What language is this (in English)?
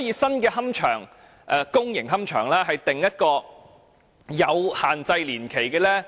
Cantonese